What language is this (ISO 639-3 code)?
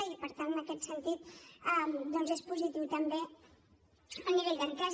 cat